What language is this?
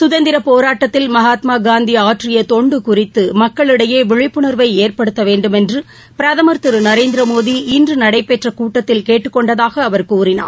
Tamil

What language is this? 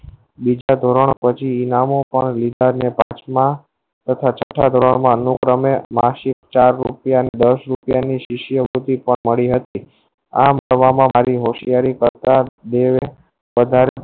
Gujarati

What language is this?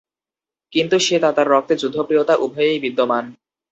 Bangla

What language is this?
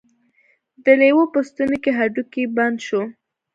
Pashto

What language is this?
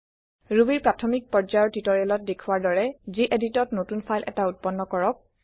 Assamese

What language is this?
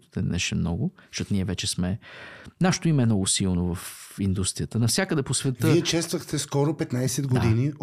Bulgarian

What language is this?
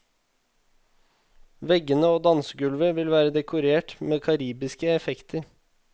Norwegian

